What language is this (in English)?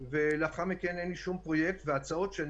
Hebrew